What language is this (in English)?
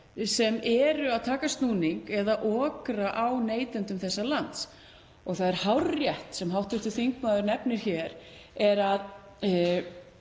Icelandic